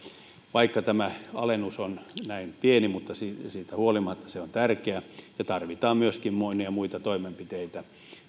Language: Finnish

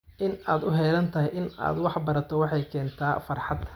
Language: Somali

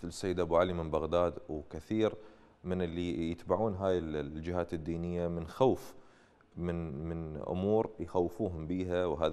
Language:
Arabic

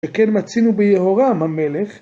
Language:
Hebrew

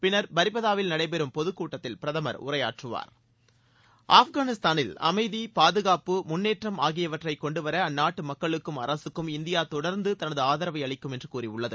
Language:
Tamil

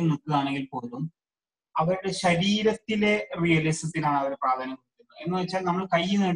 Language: Malayalam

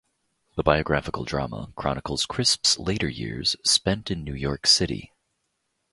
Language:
English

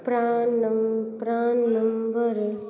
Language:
Maithili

